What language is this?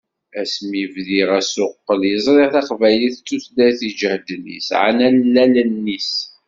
Kabyle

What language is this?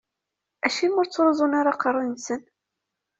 Kabyle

